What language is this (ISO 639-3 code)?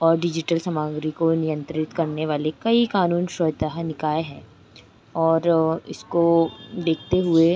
hin